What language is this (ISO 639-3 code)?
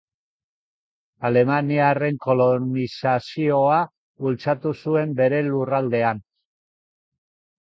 eus